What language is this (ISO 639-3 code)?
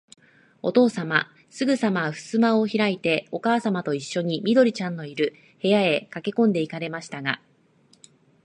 jpn